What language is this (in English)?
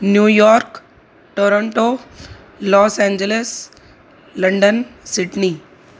Sindhi